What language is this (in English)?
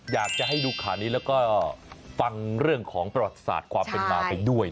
Thai